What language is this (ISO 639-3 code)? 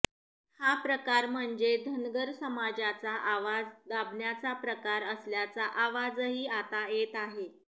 mar